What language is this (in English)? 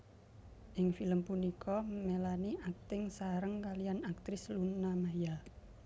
Javanese